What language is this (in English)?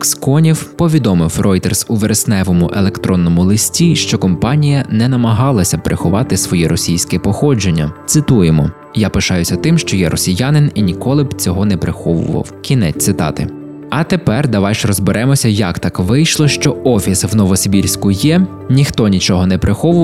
Ukrainian